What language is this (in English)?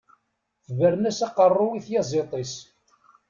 Kabyle